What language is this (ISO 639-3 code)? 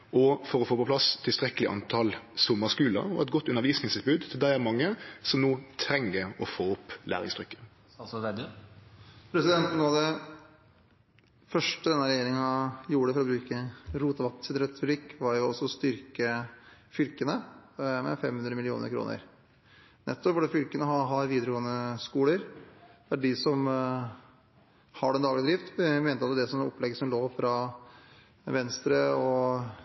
nor